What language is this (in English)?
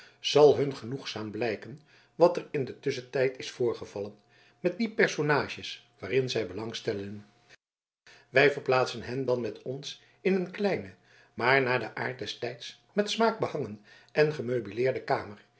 Dutch